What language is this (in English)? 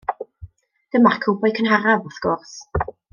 Welsh